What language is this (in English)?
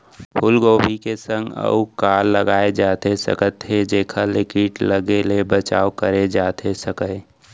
Chhattisgarhi